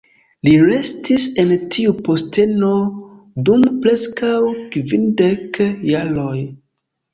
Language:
Esperanto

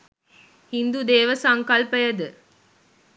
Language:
Sinhala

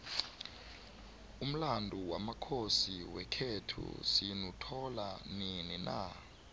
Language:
South Ndebele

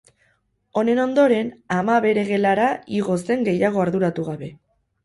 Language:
Basque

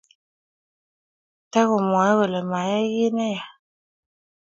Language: Kalenjin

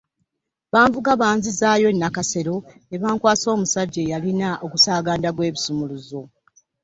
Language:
Ganda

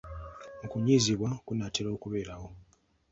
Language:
Ganda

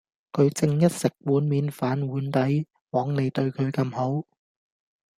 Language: Cantonese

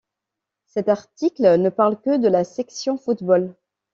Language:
French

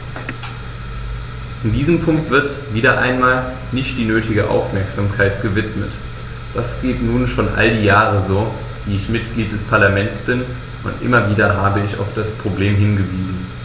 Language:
German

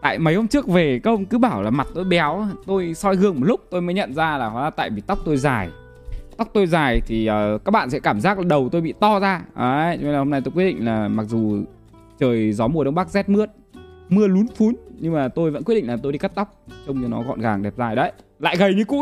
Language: Vietnamese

